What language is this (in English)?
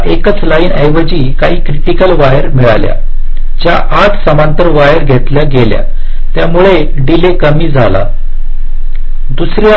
Marathi